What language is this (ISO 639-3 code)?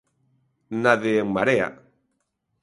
glg